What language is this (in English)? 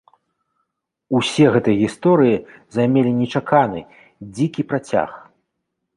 Belarusian